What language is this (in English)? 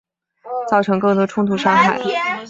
Chinese